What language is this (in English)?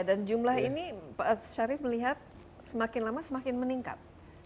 Indonesian